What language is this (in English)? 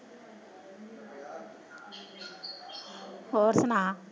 Punjabi